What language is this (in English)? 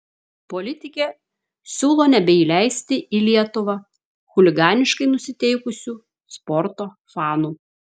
Lithuanian